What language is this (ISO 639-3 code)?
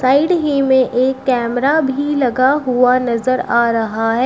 hin